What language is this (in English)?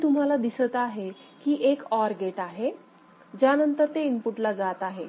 Marathi